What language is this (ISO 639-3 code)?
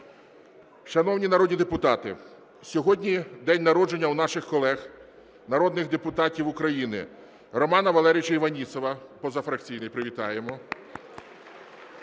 ukr